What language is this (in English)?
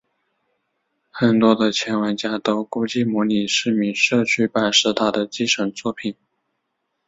Chinese